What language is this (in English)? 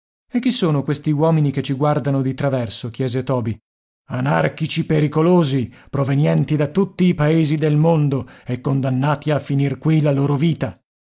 Italian